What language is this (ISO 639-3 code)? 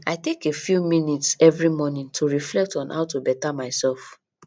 pcm